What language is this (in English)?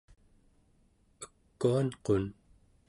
Central Yupik